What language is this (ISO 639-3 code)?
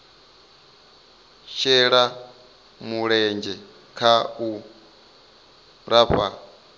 ven